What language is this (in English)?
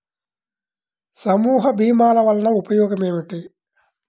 Telugu